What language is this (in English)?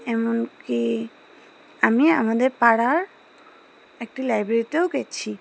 Bangla